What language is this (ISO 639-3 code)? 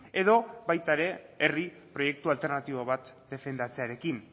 eus